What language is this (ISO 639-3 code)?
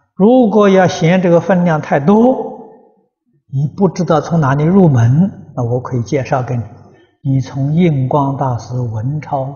zho